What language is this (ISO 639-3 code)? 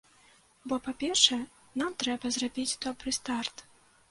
bel